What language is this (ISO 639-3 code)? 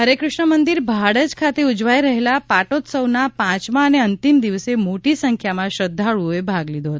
guj